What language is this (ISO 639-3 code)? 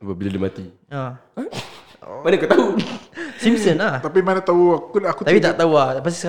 msa